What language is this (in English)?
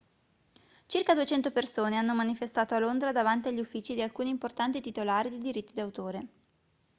Italian